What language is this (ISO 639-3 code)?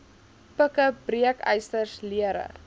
afr